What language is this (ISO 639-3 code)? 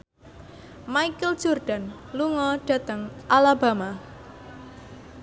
jav